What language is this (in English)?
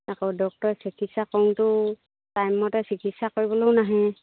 Assamese